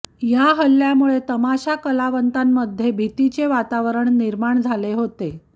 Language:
Marathi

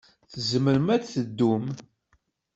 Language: Kabyle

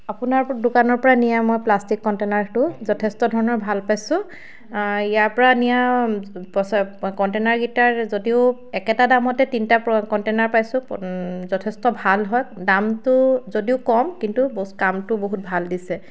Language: Assamese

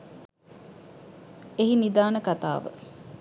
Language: Sinhala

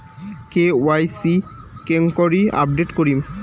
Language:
Bangla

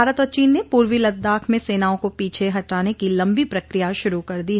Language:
Hindi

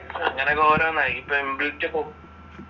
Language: Malayalam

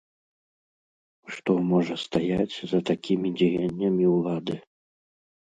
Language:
Belarusian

